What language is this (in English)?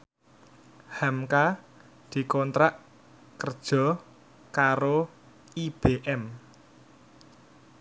Javanese